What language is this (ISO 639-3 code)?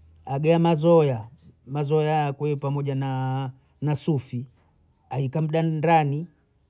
bou